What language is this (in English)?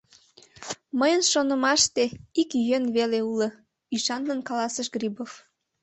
Mari